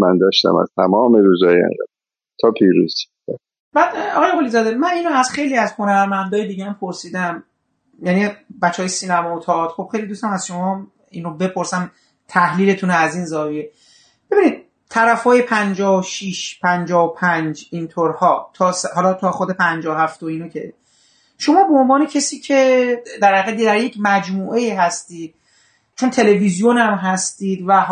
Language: Persian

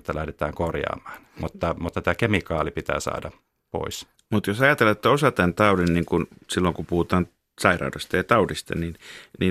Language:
Finnish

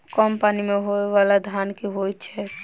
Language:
Maithili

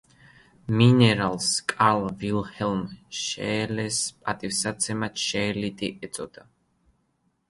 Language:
Georgian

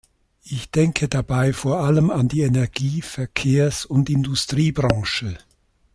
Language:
German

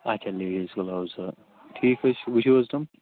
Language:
Kashmiri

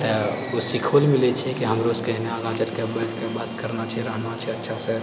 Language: Maithili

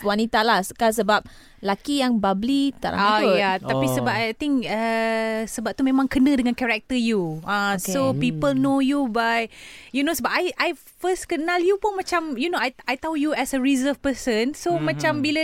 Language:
Malay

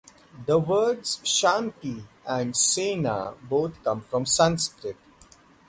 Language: English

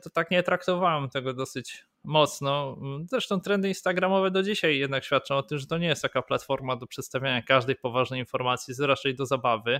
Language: Polish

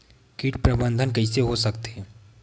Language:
Chhattisgarhi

